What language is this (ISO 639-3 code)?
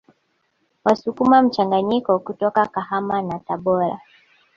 swa